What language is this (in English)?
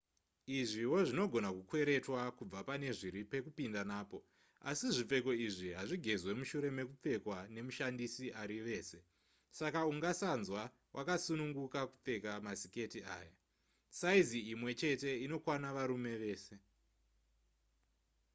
Shona